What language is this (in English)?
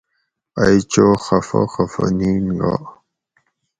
Gawri